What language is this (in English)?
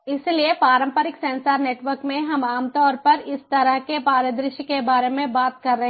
Hindi